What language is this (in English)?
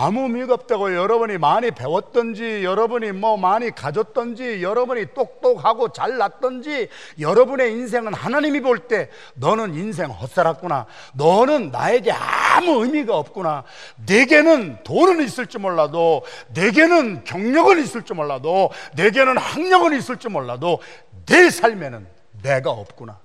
Korean